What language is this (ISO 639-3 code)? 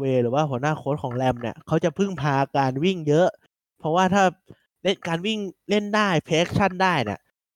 tha